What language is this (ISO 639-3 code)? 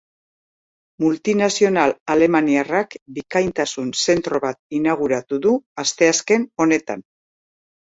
eus